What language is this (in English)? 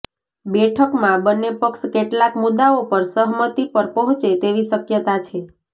Gujarati